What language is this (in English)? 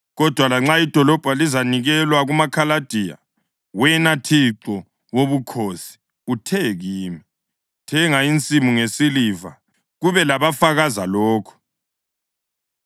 North Ndebele